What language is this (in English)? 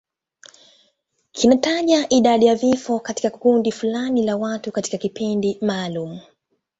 Swahili